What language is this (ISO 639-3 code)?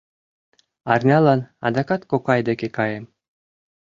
chm